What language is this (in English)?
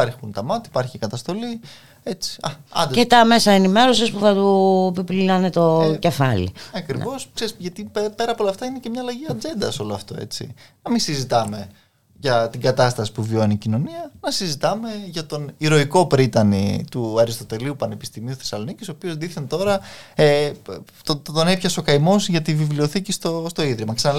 Greek